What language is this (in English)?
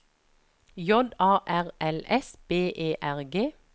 Norwegian